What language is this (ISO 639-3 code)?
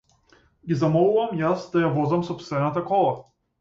mkd